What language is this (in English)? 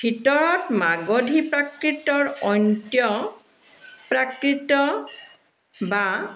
Assamese